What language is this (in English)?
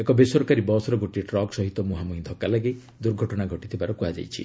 Odia